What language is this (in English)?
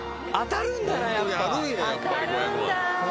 Japanese